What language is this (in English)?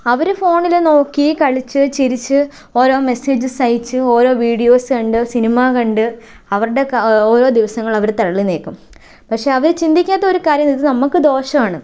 Malayalam